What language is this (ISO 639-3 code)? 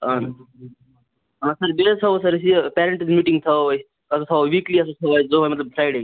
kas